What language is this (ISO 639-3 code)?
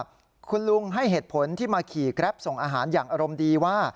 tha